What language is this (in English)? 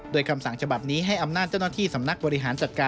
Thai